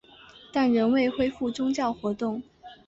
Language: Chinese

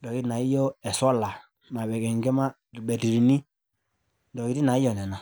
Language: Masai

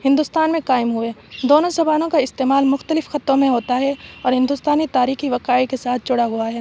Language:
Urdu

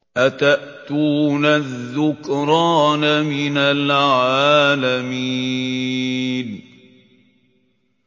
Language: Arabic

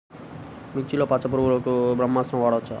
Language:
Telugu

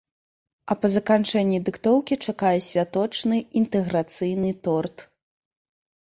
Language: Belarusian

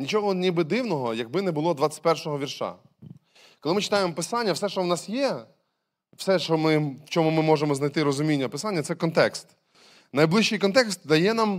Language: Ukrainian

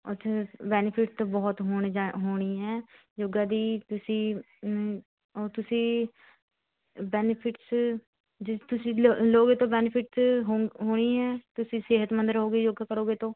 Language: Punjabi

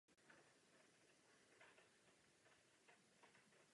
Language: Czech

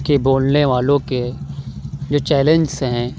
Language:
Urdu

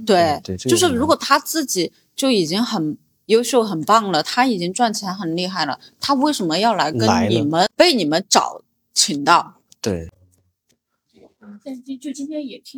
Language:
Chinese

